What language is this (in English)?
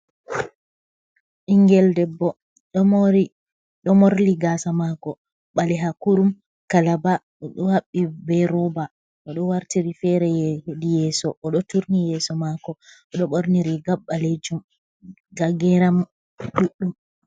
Fula